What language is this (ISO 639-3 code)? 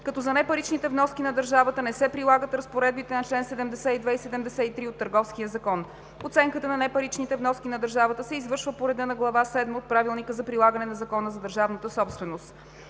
bul